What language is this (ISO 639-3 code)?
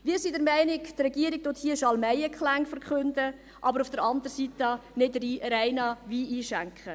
gsw